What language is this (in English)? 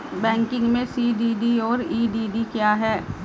Hindi